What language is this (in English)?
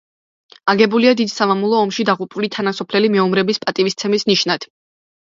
Georgian